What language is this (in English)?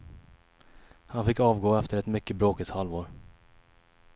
Swedish